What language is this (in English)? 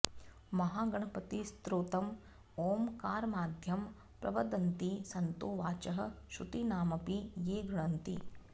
Sanskrit